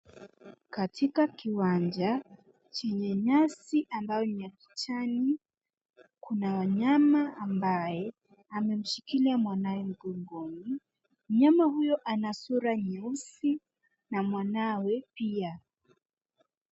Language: Swahili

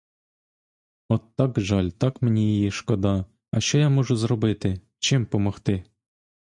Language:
Ukrainian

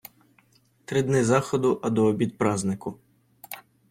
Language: Ukrainian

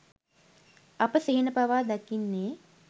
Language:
Sinhala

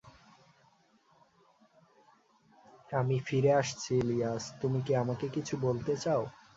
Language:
Bangla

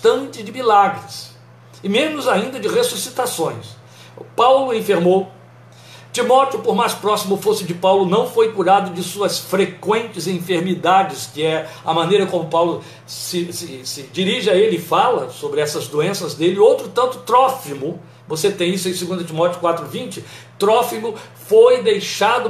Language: Portuguese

